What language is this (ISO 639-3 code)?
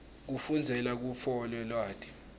ssw